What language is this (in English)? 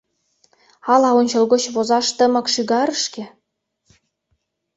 Mari